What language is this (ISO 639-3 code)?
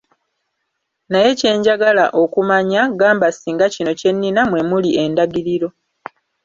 lug